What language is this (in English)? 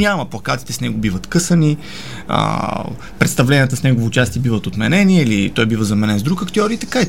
Bulgarian